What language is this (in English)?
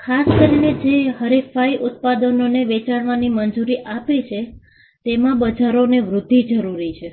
Gujarati